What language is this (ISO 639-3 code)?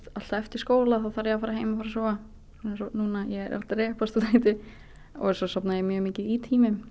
isl